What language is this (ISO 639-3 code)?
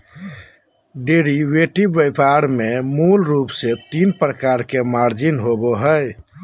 mag